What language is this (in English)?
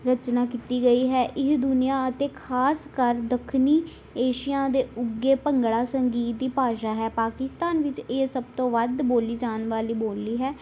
Punjabi